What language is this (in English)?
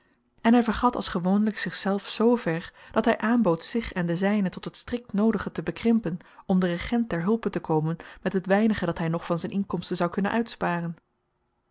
Dutch